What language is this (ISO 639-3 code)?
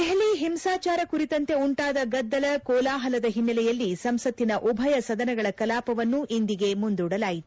kan